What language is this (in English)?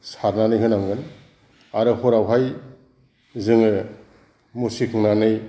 Bodo